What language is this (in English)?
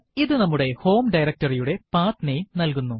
Malayalam